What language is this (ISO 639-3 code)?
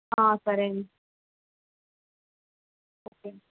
tel